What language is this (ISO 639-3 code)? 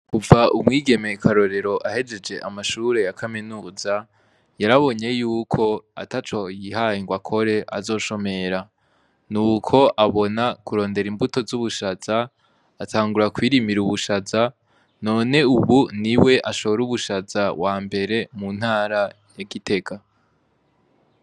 run